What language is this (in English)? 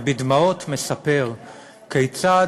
Hebrew